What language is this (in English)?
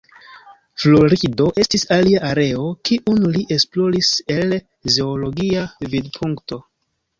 Esperanto